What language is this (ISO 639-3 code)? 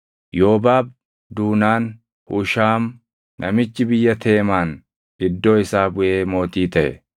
orm